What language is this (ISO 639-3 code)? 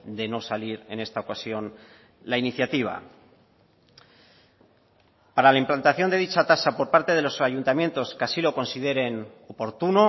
spa